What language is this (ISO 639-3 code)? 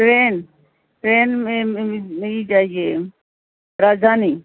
urd